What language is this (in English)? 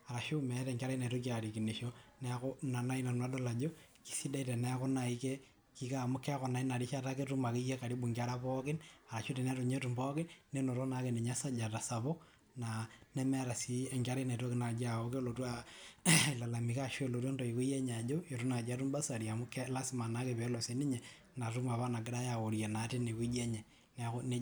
Masai